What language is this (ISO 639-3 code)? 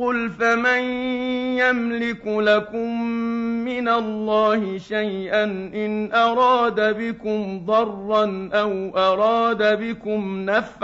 ara